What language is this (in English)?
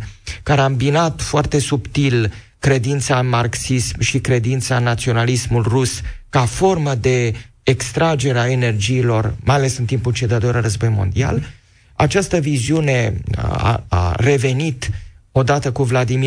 Romanian